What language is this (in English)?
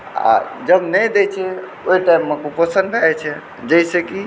Maithili